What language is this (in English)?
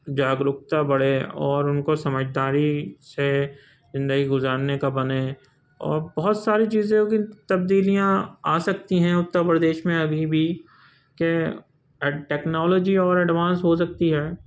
Urdu